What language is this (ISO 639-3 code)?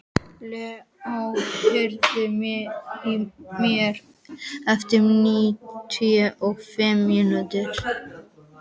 isl